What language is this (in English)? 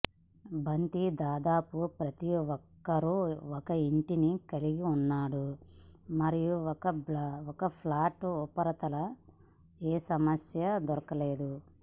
Telugu